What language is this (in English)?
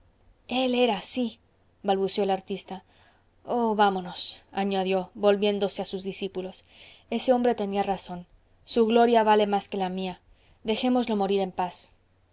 Spanish